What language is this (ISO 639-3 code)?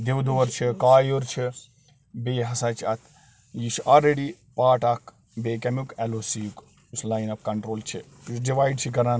kas